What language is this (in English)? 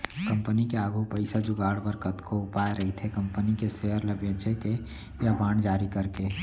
Chhattisgarhi